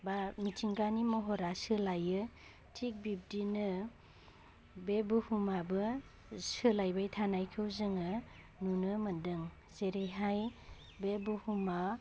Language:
Bodo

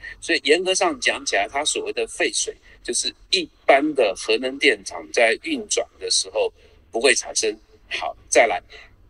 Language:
Chinese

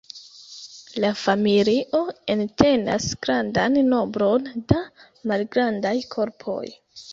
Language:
Esperanto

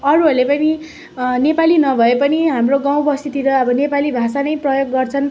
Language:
Nepali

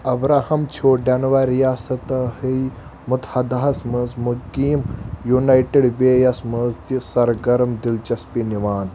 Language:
Kashmiri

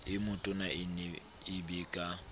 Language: Southern Sotho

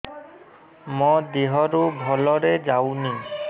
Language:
Odia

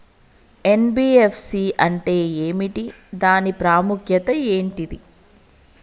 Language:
Telugu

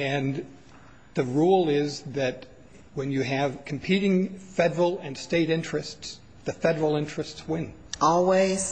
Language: English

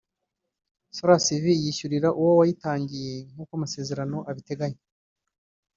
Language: Kinyarwanda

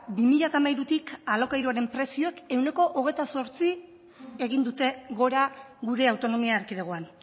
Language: Basque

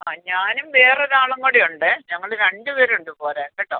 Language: Malayalam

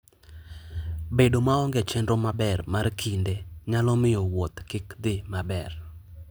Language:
Luo (Kenya and Tanzania)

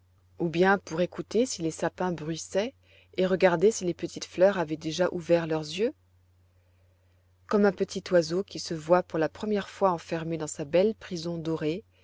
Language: French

